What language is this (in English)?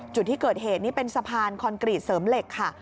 Thai